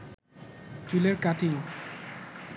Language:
Bangla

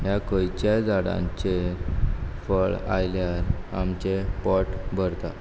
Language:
Konkani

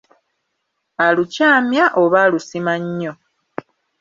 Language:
Ganda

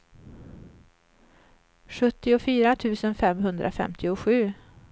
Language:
Swedish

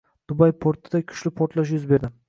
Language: Uzbek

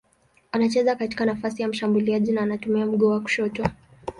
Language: Swahili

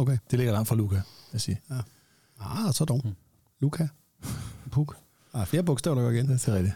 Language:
Danish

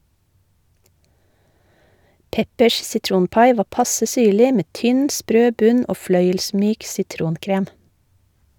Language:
Norwegian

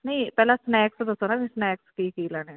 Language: Punjabi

